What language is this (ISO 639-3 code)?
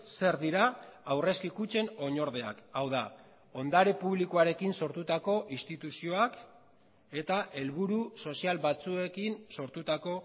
eus